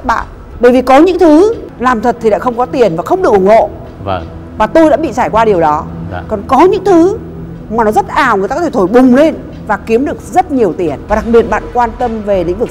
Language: Vietnamese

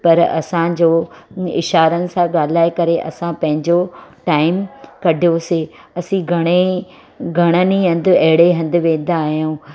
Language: Sindhi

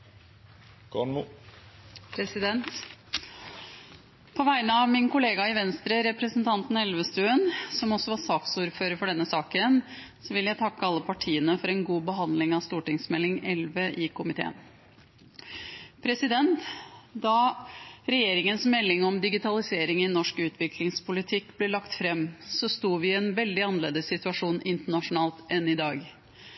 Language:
Norwegian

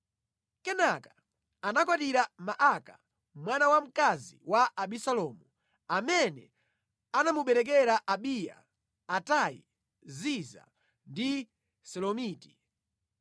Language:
Nyanja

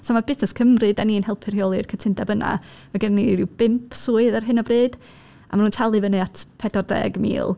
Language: Welsh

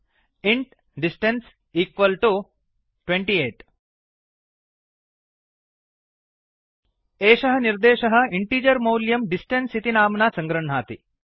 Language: Sanskrit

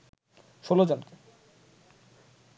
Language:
Bangla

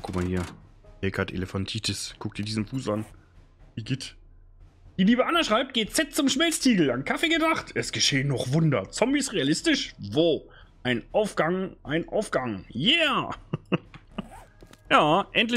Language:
German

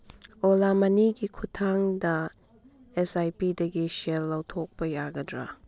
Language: Manipuri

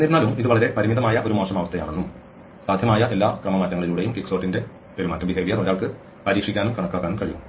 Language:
Malayalam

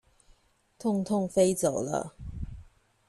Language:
Chinese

